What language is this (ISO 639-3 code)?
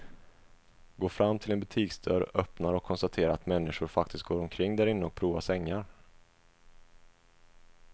swe